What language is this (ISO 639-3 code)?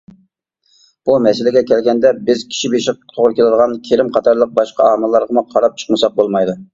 uig